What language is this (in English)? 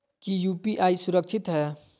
Magahi